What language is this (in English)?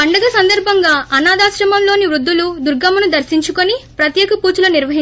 Telugu